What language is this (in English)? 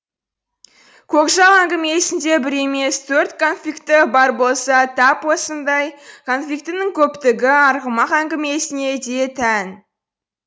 Kazakh